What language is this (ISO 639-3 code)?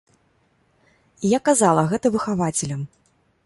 bel